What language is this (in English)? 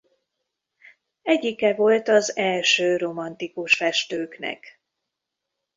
Hungarian